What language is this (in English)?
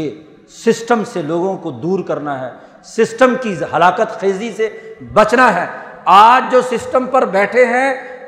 Urdu